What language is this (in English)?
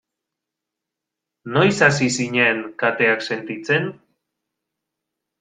Basque